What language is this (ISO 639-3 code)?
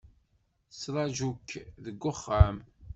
kab